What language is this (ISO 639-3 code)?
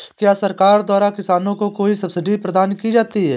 hin